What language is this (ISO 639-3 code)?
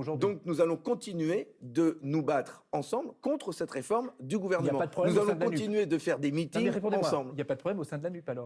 fra